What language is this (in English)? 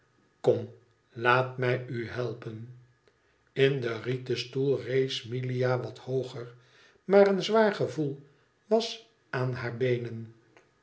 Dutch